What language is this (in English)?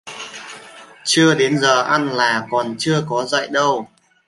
Vietnamese